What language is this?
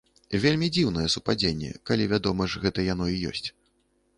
Belarusian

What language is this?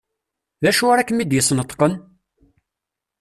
Kabyle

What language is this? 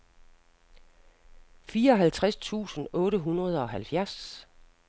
Danish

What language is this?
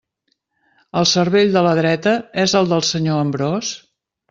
Catalan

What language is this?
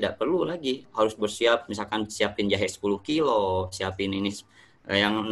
Indonesian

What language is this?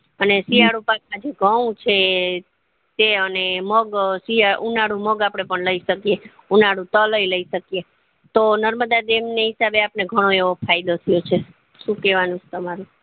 Gujarati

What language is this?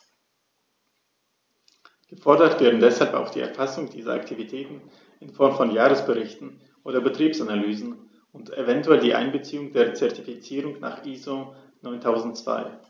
German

